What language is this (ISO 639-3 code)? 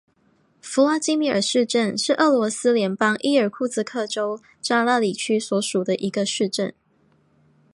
zho